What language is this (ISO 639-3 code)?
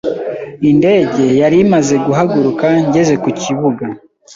kin